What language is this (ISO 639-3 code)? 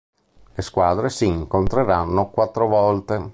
ita